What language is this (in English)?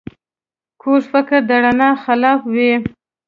Pashto